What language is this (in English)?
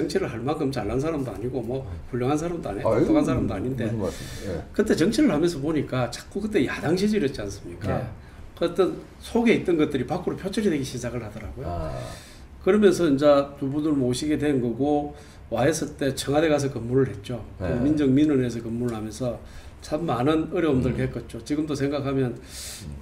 Korean